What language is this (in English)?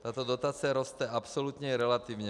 Czech